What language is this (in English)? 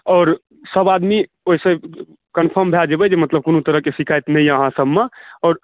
Maithili